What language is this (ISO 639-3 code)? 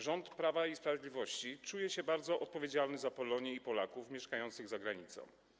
pol